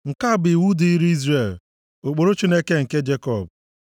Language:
Igbo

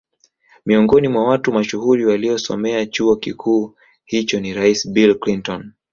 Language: Swahili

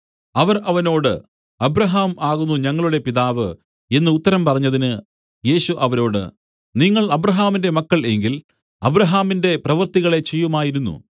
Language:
Malayalam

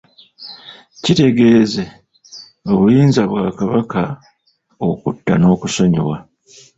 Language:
Ganda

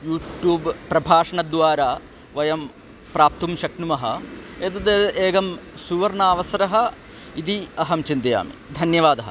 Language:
Sanskrit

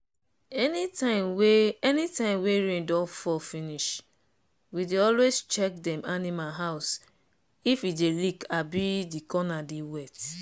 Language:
Nigerian Pidgin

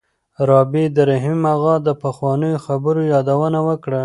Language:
Pashto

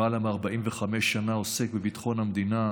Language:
Hebrew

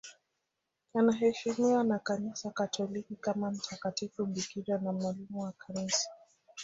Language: Swahili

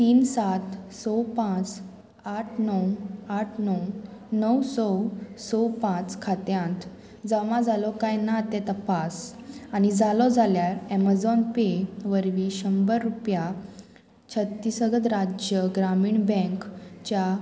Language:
Konkani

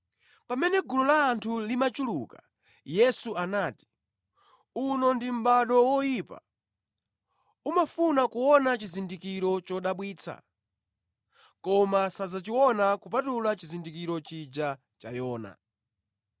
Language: Nyanja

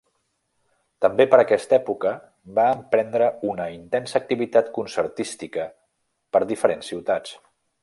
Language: Catalan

